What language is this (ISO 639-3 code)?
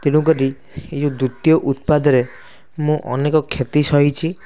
ori